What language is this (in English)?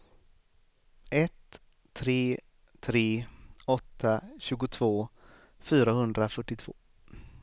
Swedish